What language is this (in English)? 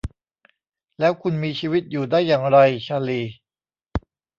Thai